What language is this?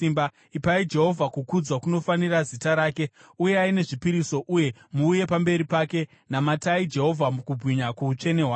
Shona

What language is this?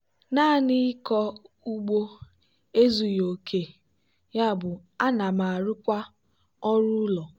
Igbo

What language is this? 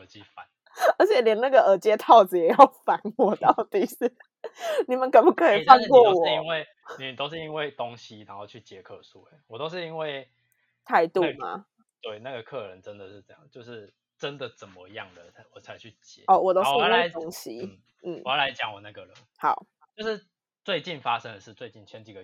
Chinese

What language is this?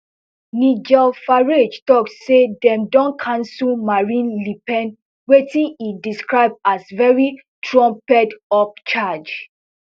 Nigerian Pidgin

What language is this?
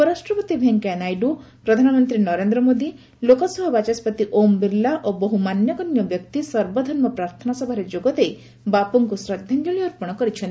Odia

